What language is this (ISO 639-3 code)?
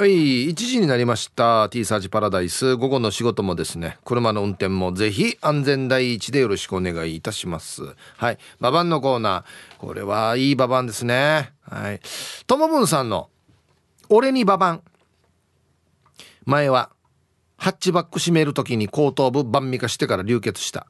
jpn